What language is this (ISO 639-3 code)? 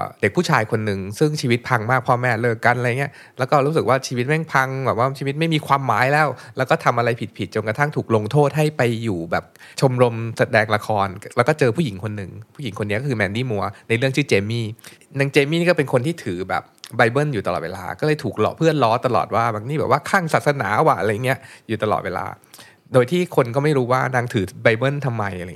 tha